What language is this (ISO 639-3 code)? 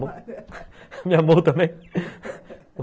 por